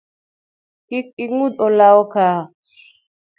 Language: Luo (Kenya and Tanzania)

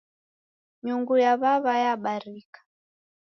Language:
Taita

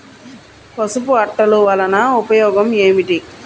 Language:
Telugu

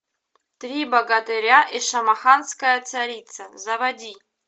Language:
Russian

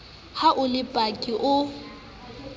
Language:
Southern Sotho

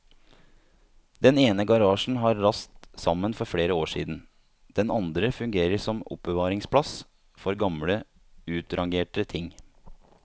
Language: Norwegian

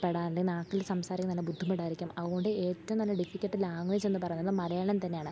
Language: Malayalam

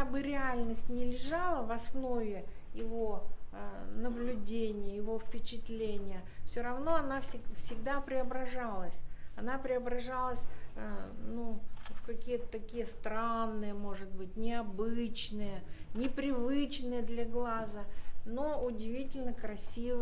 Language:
Russian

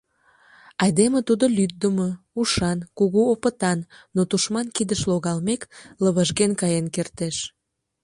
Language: Mari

